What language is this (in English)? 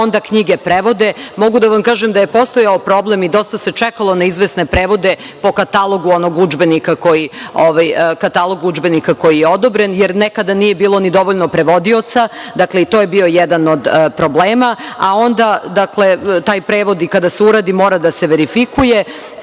Serbian